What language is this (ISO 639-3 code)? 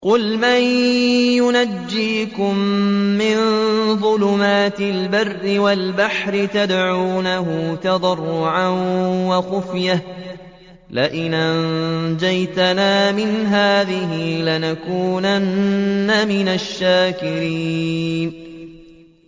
ara